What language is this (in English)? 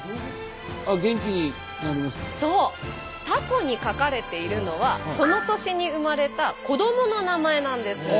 Japanese